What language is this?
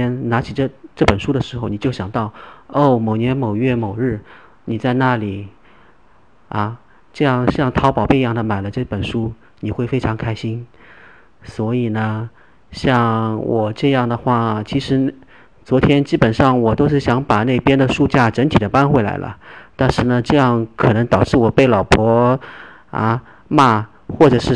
Chinese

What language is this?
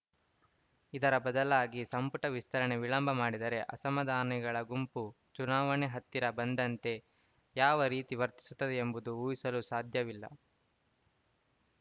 Kannada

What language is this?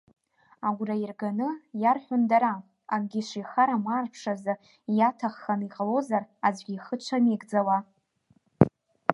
Abkhazian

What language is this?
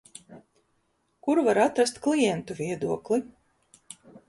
Latvian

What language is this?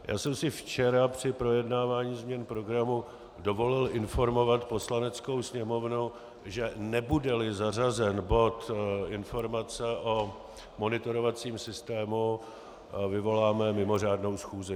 Czech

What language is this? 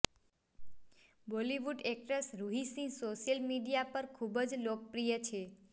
Gujarati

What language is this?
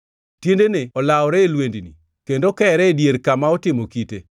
Luo (Kenya and Tanzania)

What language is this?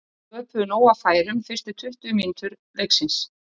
Icelandic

